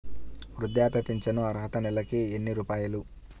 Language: Telugu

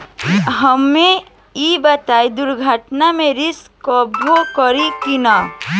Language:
Bhojpuri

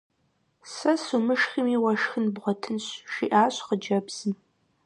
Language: Kabardian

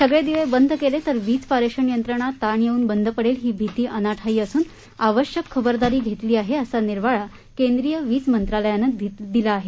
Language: Marathi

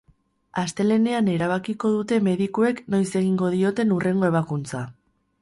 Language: Basque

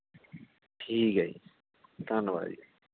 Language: Punjabi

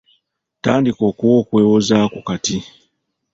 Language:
Ganda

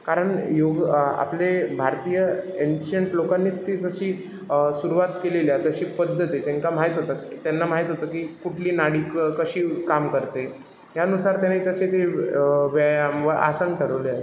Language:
Marathi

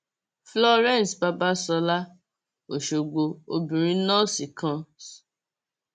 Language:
Yoruba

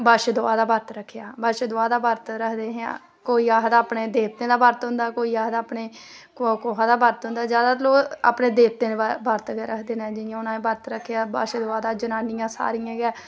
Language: Dogri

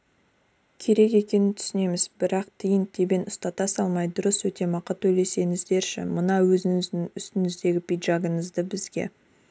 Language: Kazakh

